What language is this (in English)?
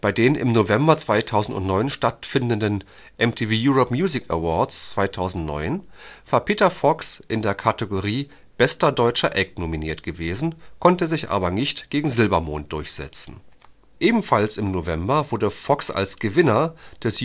German